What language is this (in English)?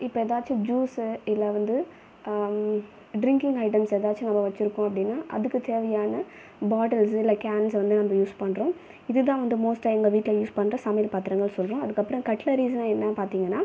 Tamil